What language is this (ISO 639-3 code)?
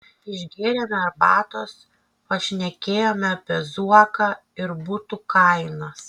lit